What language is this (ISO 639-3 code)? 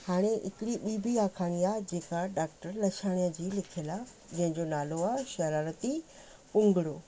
snd